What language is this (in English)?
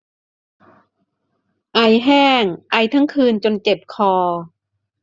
Thai